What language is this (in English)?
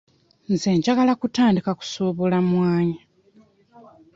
Ganda